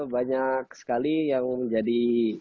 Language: Indonesian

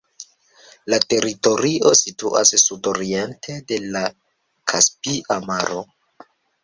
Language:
Esperanto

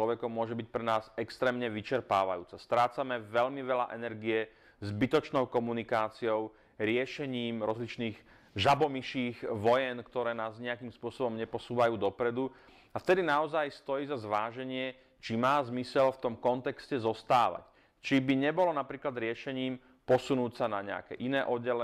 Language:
Slovak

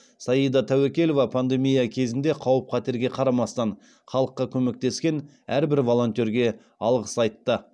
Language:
Kazakh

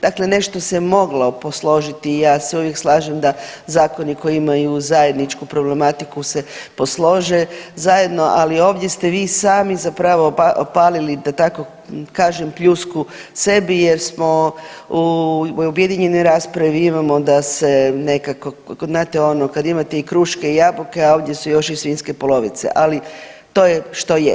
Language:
Croatian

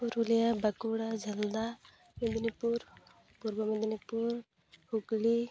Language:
Santali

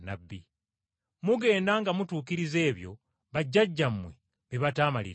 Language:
Ganda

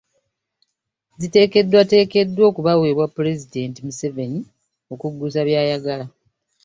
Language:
Ganda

